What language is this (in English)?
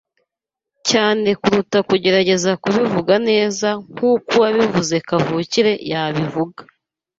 Kinyarwanda